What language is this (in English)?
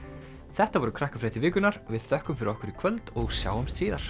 Icelandic